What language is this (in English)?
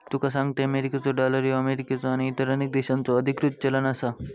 Marathi